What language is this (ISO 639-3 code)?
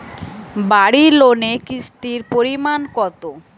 ben